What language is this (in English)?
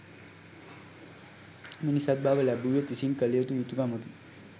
Sinhala